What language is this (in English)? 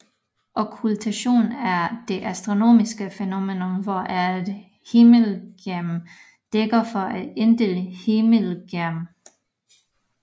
Danish